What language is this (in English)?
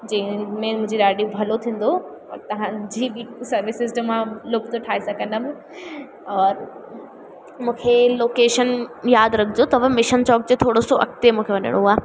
Sindhi